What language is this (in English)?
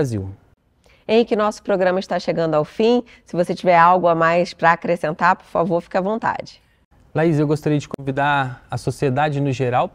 Portuguese